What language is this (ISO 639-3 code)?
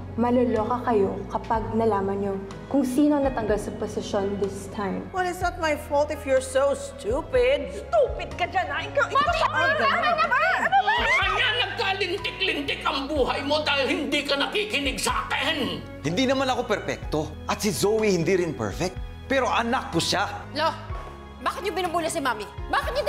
fil